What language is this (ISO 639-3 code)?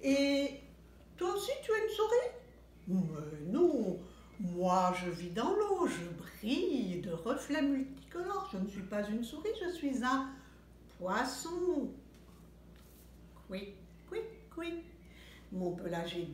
fra